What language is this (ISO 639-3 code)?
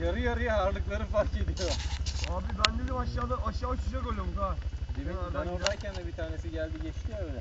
tur